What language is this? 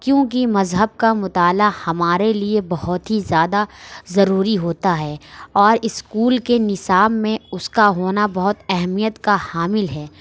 Urdu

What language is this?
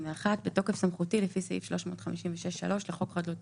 Hebrew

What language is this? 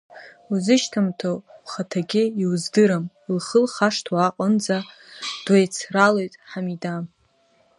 Abkhazian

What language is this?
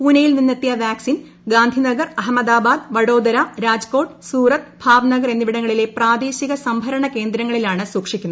Malayalam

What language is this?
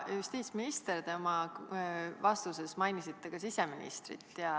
Estonian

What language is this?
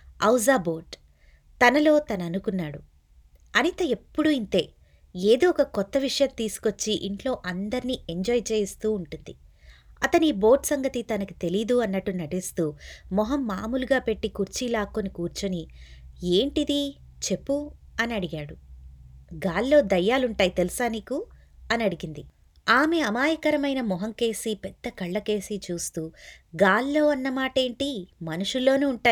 Telugu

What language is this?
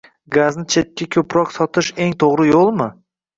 Uzbek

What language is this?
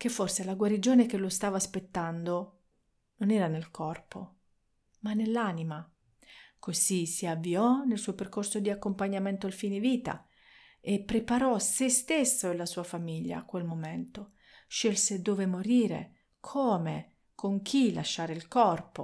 Italian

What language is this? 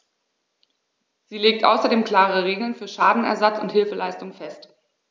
German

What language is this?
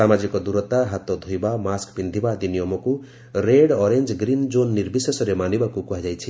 Odia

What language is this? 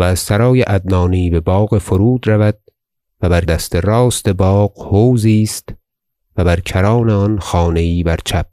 Persian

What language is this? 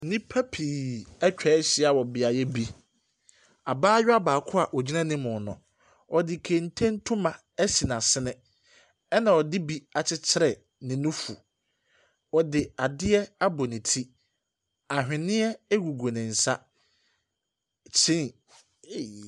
Akan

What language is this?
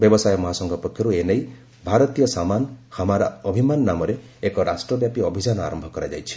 Odia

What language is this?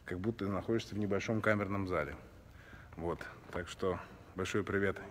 Russian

